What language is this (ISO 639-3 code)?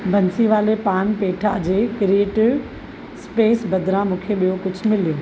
snd